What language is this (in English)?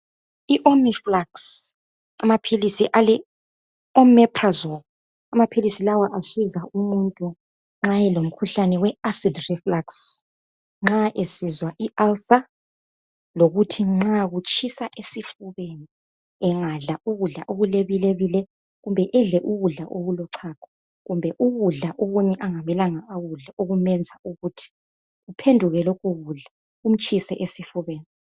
North Ndebele